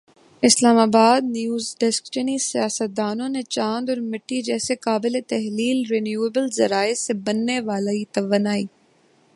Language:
Urdu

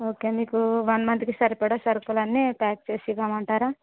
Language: Telugu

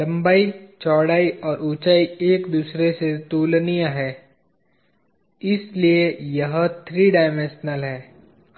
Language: Hindi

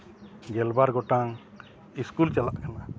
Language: Santali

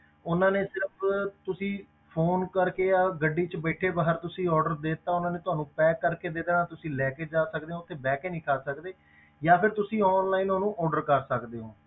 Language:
Punjabi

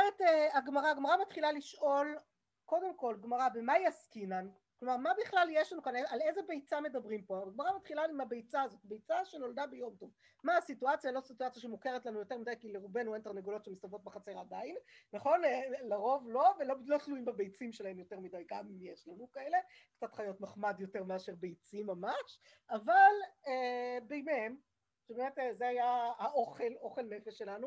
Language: Hebrew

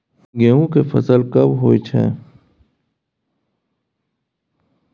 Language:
Maithili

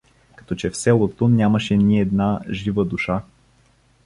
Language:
Bulgarian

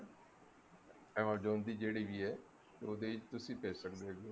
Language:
Punjabi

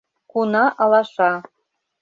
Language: Mari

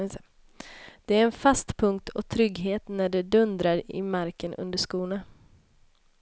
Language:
Swedish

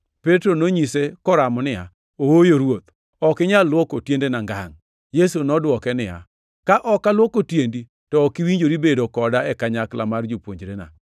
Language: Luo (Kenya and Tanzania)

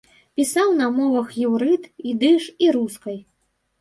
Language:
Belarusian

